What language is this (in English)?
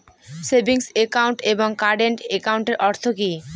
Bangla